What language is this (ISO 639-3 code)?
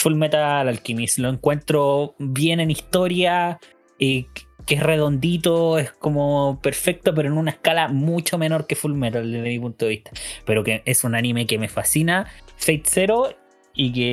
spa